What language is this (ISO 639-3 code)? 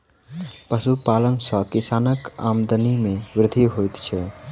mai